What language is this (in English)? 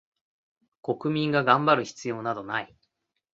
Japanese